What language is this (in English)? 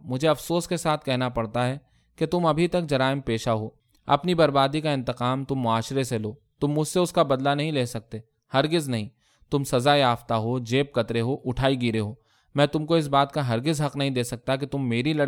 Urdu